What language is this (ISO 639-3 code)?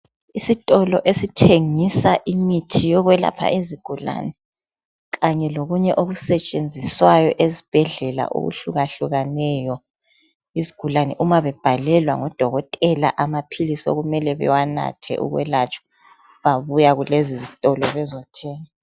nde